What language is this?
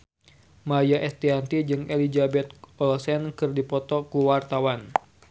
Sundanese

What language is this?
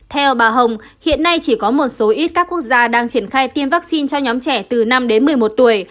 Vietnamese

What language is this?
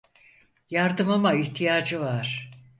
Turkish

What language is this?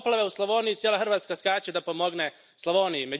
Croatian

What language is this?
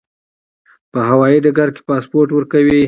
Pashto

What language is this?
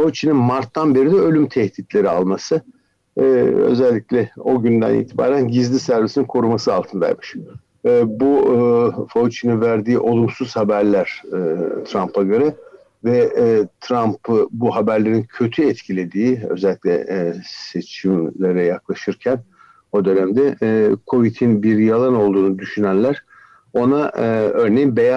Turkish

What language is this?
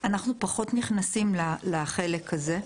Hebrew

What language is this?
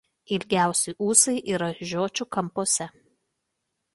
Lithuanian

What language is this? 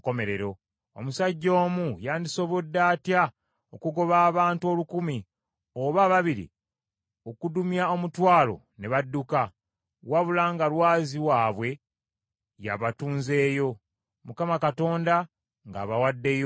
Ganda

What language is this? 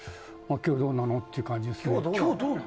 Japanese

